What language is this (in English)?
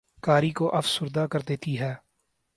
Urdu